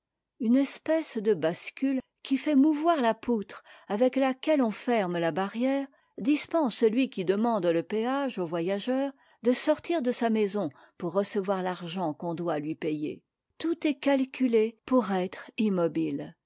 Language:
French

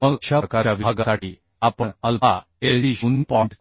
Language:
Marathi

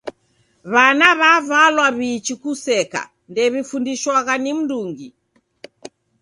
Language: Taita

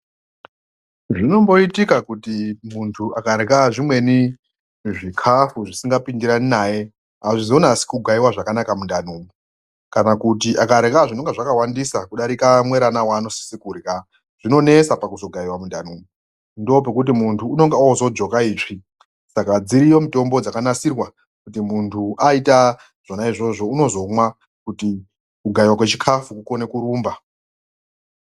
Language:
Ndau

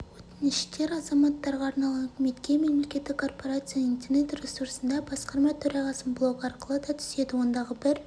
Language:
Kazakh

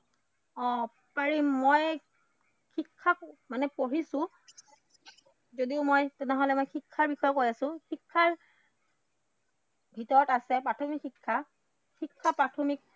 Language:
Assamese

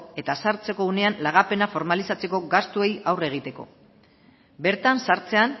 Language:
Basque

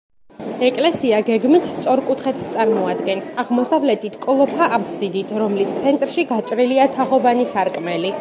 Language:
Georgian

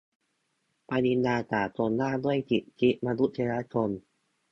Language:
Thai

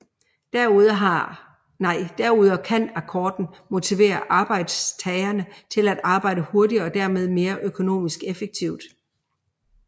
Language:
Danish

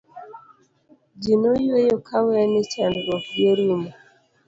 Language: Luo (Kenya and Tanzania)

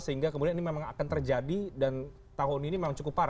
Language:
Indonesian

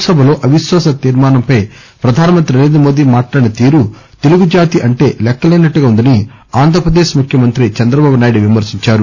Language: Telugu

